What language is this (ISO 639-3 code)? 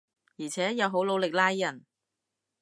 yue